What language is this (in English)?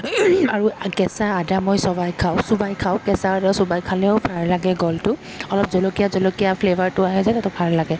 Assamese